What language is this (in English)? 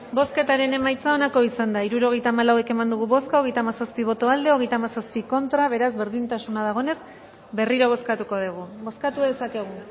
Basque